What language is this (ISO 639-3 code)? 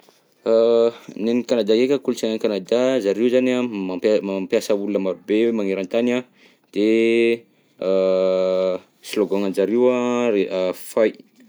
bzc